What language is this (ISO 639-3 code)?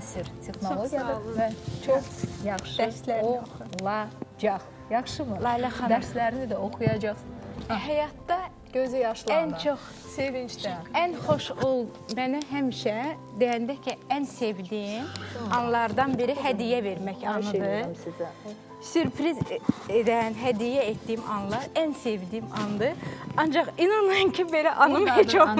tur